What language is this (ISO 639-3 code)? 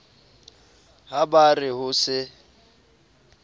sot